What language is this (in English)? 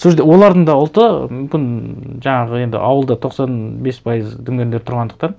Kazakh